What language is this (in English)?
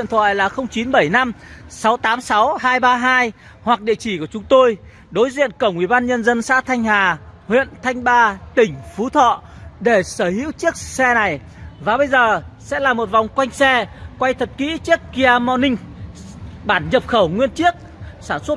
Vietnamese